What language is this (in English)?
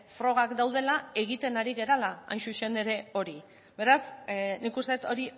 Basque